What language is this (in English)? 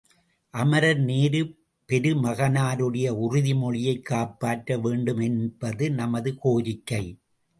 Tamil